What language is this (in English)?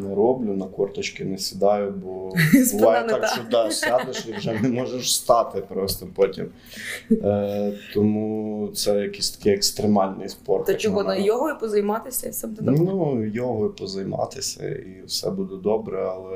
Ukrainian